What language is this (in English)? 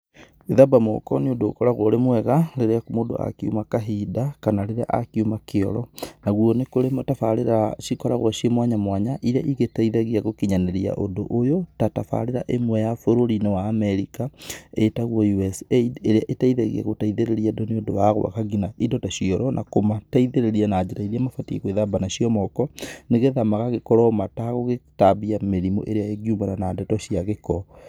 Kikuyu